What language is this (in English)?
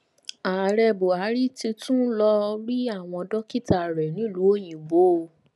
Yoruba